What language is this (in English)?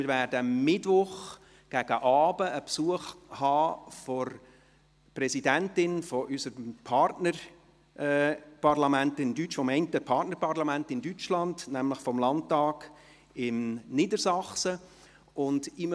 Swiss German